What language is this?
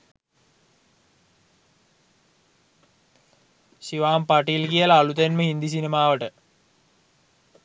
Sinhala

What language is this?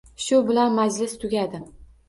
Uzbek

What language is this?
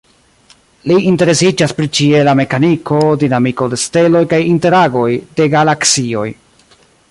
Esperanto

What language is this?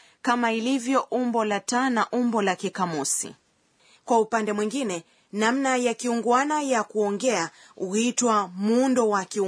Swahili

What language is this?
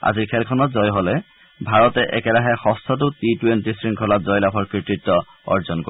Assamese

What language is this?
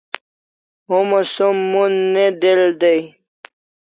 Kalasha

